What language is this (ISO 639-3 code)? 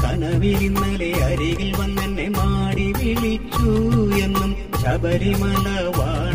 mal